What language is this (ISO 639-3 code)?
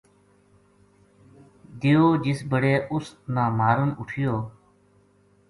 gju